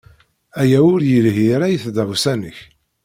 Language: Kabyle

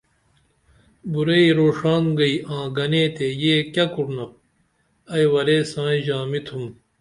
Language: Dameli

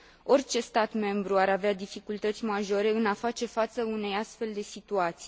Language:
Romanian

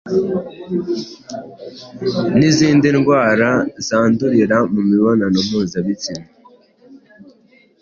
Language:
Kinyarwanda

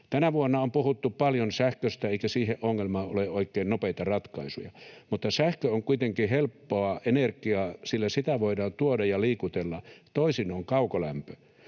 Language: Finnish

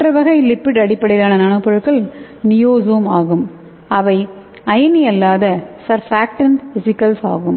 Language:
Tamil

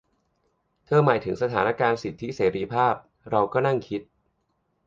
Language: Thai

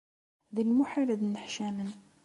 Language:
Kabyle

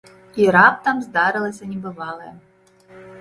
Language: Belarusian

